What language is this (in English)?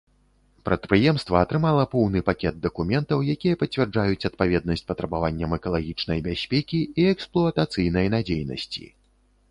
Belarusian